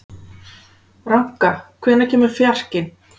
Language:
Icelandic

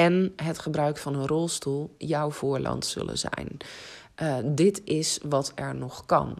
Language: Dutch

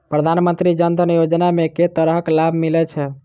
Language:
Maithili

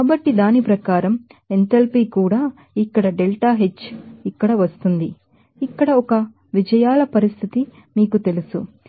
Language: Telugu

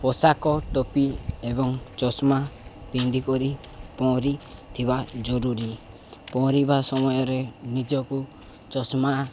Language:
Odia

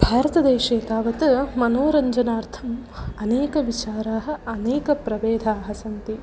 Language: Sanskrit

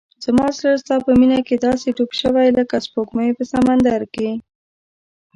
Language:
Pashto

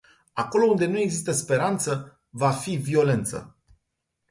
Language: Romanian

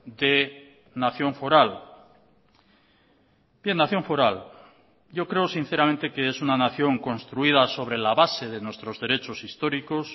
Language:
Spanish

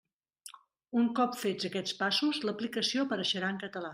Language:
Catalan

